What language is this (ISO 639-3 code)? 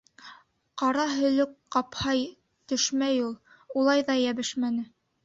bak